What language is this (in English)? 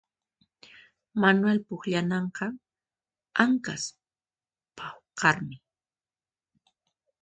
Puno Quechua